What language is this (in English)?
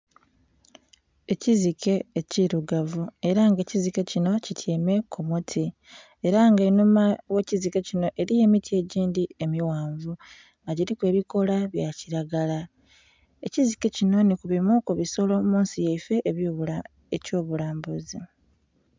Soga